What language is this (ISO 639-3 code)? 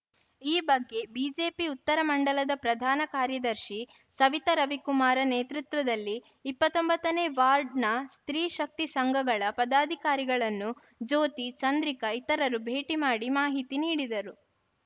kan